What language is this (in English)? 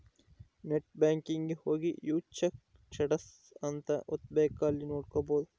Kannada